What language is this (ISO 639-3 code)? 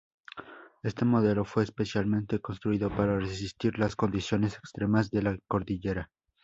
spa